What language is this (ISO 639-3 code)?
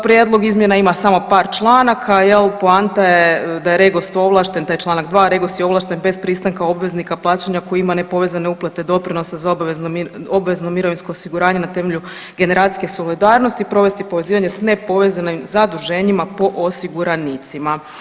hrv